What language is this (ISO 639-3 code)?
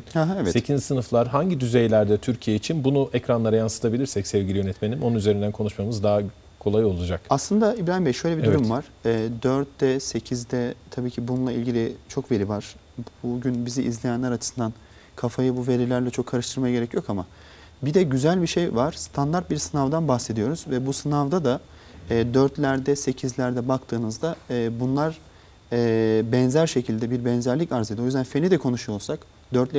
tur